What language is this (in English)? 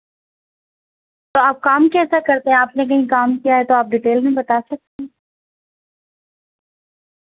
Urdu